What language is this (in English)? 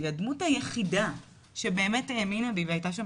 Hebrew